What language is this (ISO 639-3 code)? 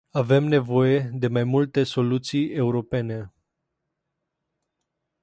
ron